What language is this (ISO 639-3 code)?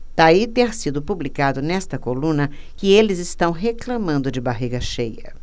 por